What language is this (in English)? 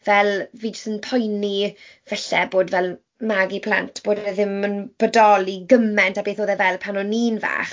Welsh